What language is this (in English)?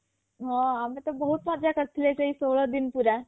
Odia